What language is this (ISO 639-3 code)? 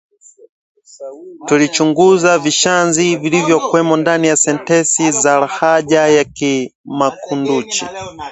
swa